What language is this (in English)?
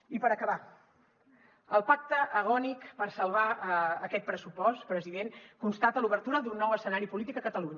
Catalan